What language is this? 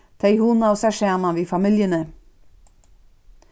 Faroese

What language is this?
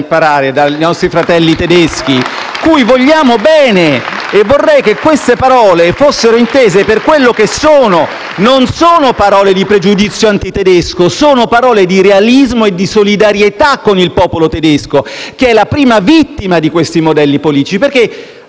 Italian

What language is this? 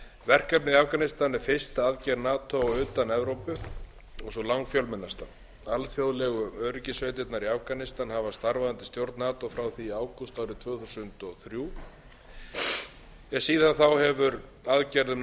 Icelandic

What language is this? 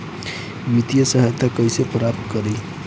Bhojpuri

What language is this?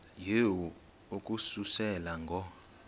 Xhosa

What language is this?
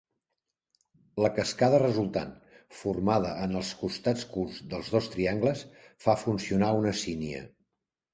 Catalan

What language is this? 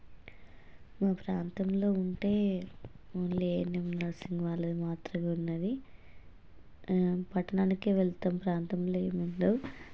Telugu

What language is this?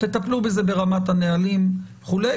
Hebrew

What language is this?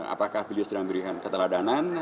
Indonesian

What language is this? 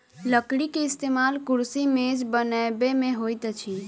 Maithili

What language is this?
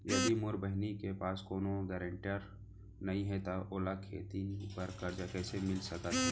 Chhattisgarhi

